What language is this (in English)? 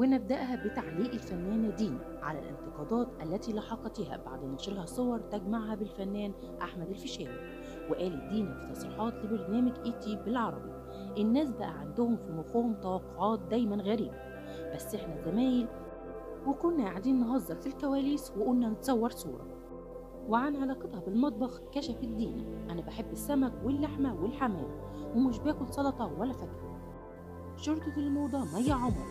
Arabic